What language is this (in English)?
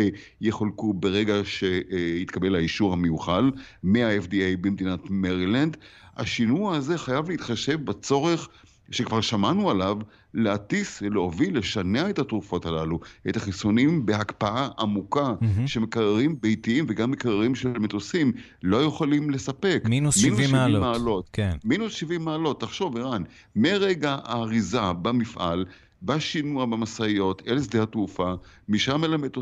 Hebrew